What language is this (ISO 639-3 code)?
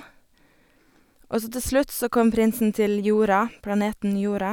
nor